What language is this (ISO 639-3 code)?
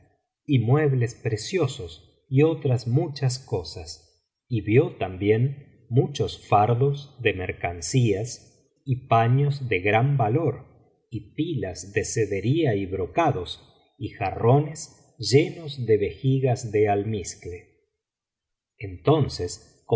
spa